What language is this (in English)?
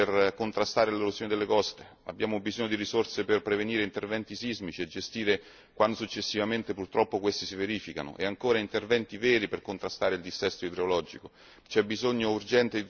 Italian